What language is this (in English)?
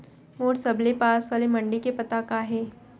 Chhattisgarhi